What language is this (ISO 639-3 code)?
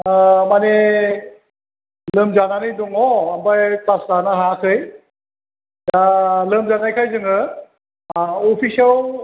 brx